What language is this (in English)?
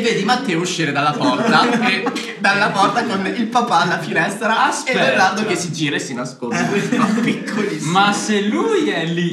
Italian